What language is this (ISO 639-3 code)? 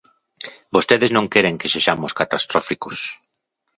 glg